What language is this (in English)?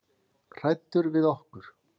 Icelandic